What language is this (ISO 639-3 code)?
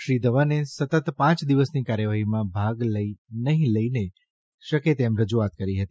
guj